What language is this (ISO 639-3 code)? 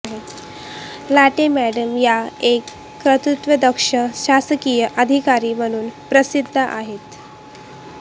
mar